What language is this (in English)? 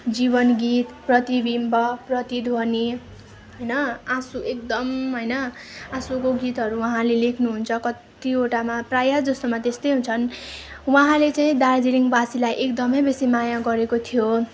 Nepali